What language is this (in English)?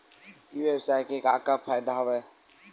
Chhattisgarhi